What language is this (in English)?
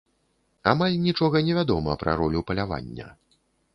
Belarusian